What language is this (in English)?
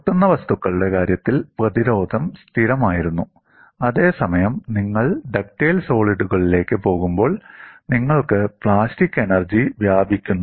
Malayalam